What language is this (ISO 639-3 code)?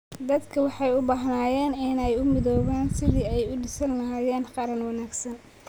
som